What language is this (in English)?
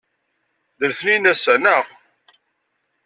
Kabyle